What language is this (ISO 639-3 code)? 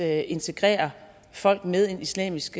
dan